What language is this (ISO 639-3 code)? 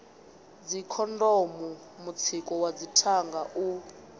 ven